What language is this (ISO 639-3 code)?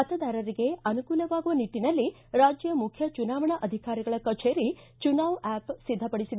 kan